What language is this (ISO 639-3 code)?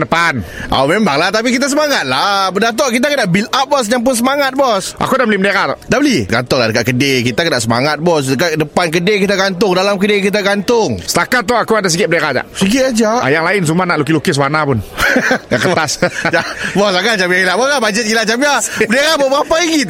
msa